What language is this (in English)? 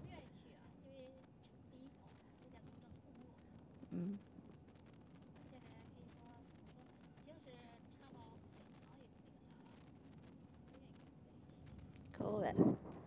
Chinese